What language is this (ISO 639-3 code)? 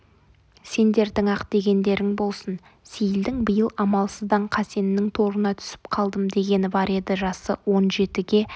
kaz